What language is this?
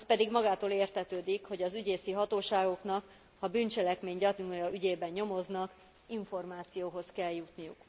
Hungarian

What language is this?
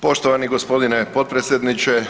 Croatian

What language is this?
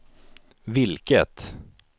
Swedish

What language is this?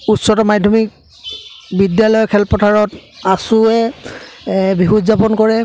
Assamese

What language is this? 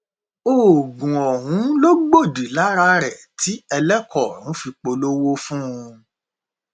Yoruba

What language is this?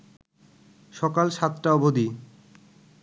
Bangla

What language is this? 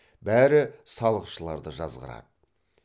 Kazakh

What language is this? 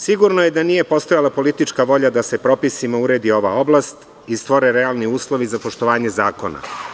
Serbian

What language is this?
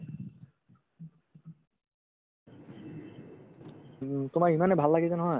Assamese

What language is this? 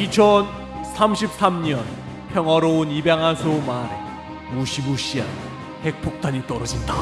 Korean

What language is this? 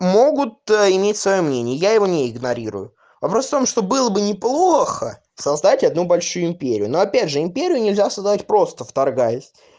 Russian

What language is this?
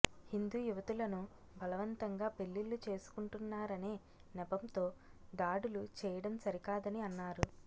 Telugu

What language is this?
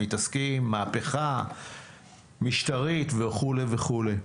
Hebrew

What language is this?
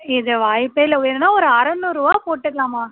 Tamil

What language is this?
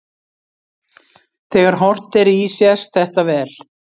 Icelandic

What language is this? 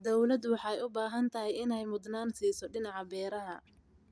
Somali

